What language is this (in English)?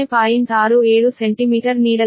Kannada